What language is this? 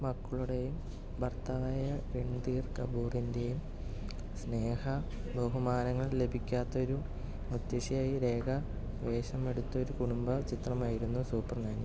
Malayalam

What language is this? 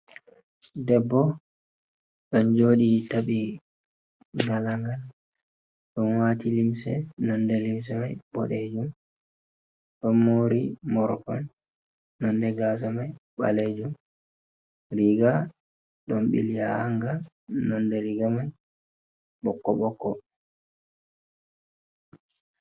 Fula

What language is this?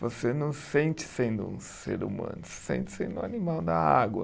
Portuguese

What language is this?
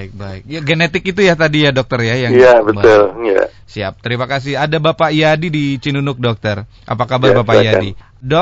Indonesian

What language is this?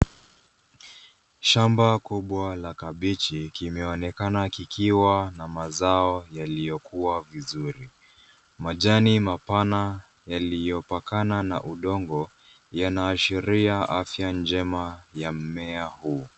Swahili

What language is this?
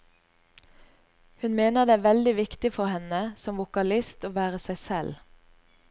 Norwegian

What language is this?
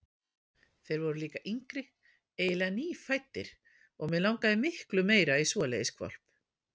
Icelandic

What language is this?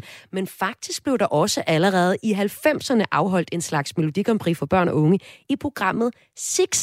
Danish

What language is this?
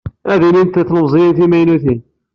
Kabyle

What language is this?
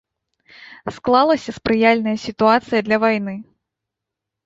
Belarusian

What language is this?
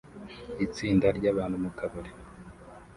Kinyarwanda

